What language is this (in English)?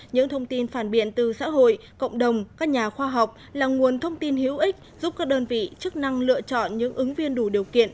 Vietnamese